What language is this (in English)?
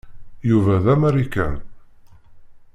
Kabyle